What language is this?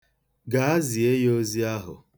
Igbo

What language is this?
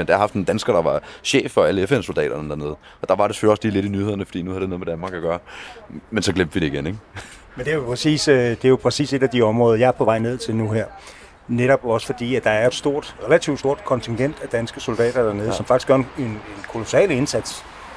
Danish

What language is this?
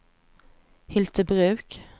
Swedish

